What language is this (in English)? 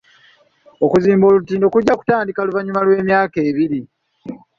Ganda